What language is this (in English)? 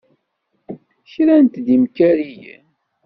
Kabyle